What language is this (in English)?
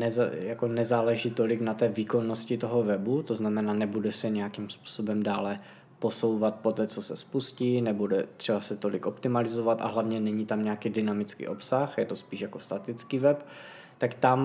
Czech